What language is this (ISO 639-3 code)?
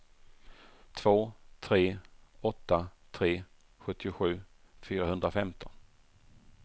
swe